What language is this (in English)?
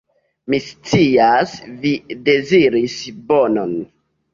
Esperanto